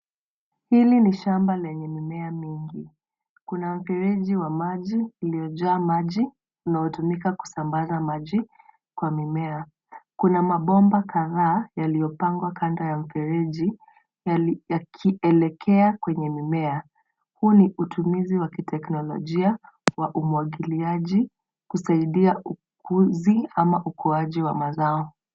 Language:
Swahili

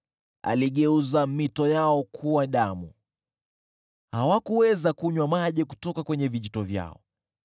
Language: Swahili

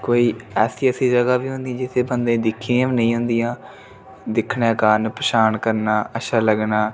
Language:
Dogri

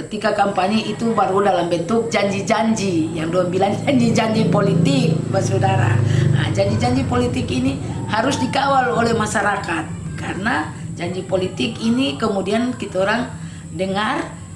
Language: Indonesian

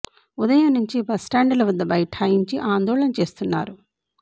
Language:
Telugu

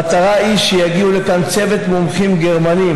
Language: Hebrew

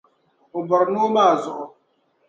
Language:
Dagbani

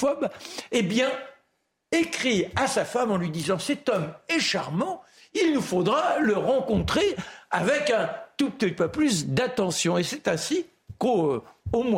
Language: French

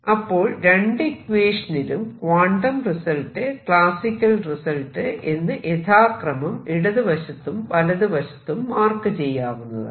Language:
Malayalam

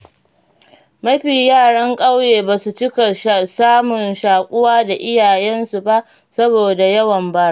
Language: Hausa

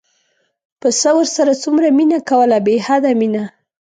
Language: Pashto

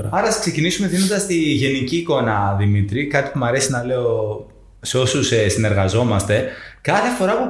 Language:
Greek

